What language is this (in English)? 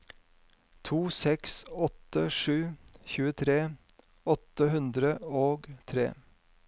Norwegian